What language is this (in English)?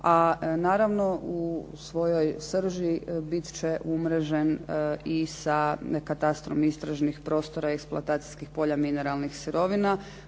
Croatian